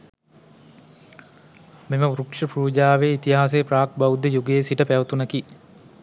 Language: Sinhala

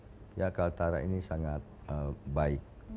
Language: Indonesian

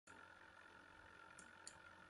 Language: Kohistani Shina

